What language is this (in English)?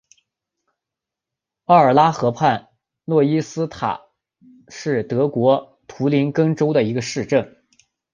Chinese